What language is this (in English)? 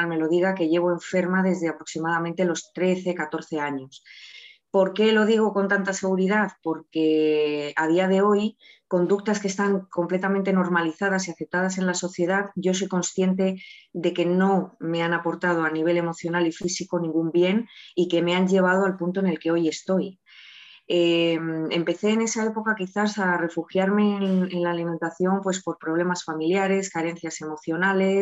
Spanish